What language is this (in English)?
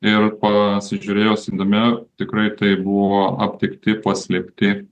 Lithuanian